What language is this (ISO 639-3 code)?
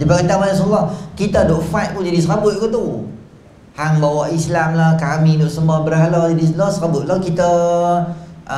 msa